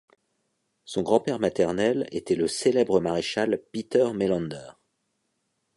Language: French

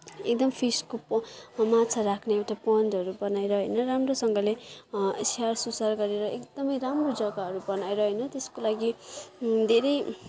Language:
Nepali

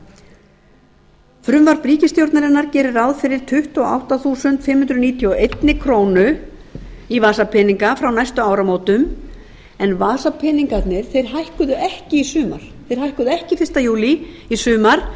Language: Icelandic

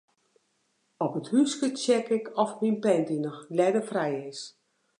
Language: Western Frisian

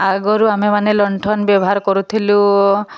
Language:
Odia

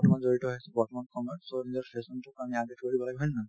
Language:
Assamese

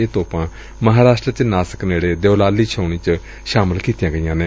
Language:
Punjabi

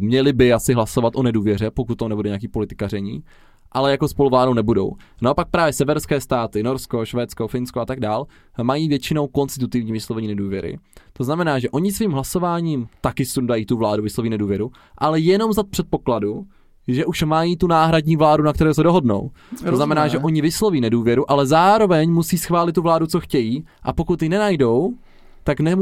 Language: Czech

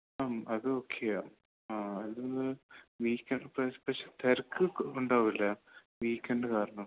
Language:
Malayalam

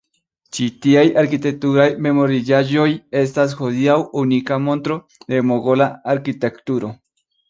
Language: Esperanto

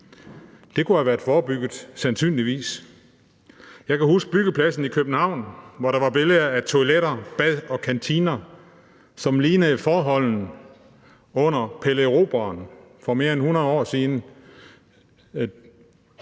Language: Danish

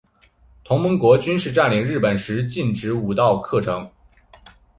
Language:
Chinese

